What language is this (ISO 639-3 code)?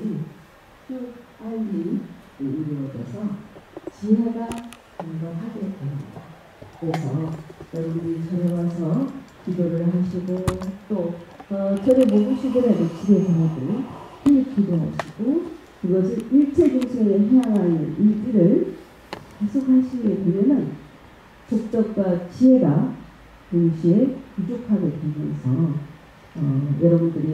kor